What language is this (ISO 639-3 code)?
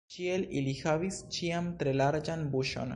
epo